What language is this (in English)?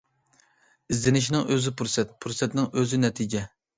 Uyghur